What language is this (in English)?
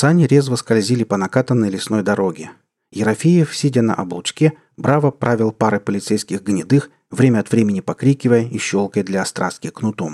Russian